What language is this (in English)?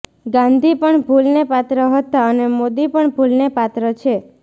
Gujarati